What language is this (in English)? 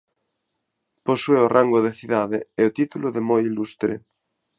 Galician